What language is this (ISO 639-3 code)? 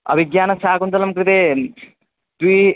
san